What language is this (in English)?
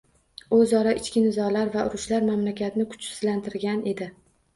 Uzbek